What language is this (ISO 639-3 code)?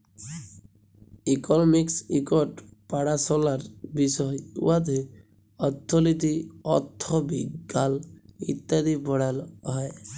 ben